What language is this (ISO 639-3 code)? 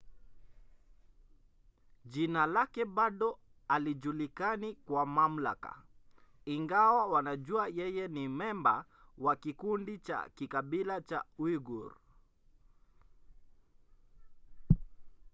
swa